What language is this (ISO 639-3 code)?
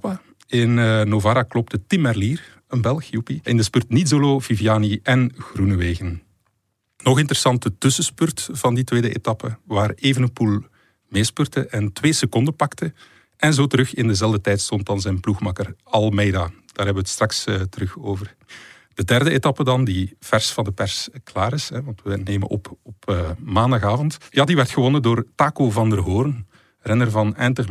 nld